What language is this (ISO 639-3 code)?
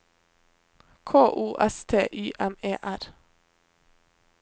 nor